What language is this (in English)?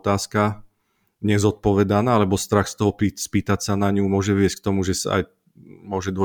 Slovak